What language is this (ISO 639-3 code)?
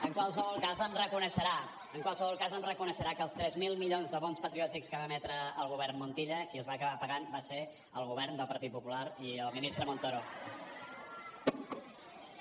cat